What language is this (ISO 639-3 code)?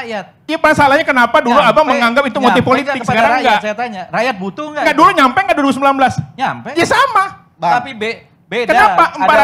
ind